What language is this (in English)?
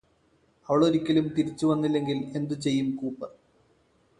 Malayalam